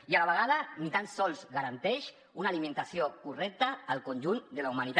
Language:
Catalan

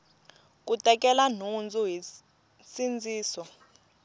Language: Tsonga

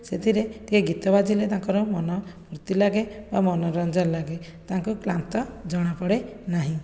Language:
Odia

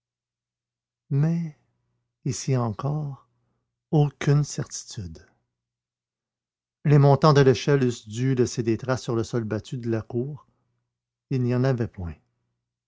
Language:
French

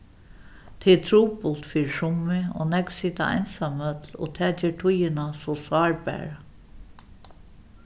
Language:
Faroese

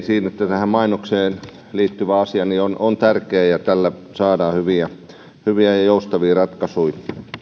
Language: Finnish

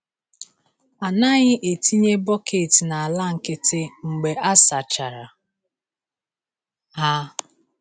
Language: Igbo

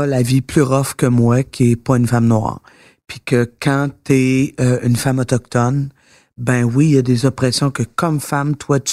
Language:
French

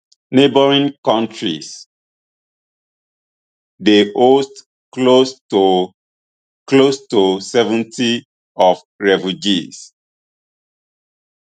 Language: Nigerian Pidgin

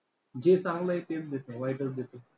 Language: Marathi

